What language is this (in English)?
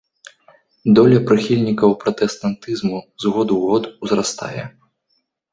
Belarusian